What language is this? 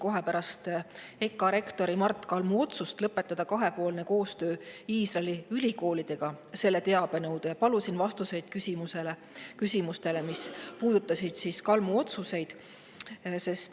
Estonian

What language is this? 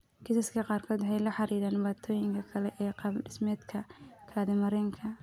Somali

